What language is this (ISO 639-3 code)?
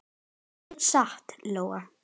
isl